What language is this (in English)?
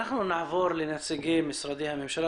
Hebrew